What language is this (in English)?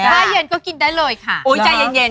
Thai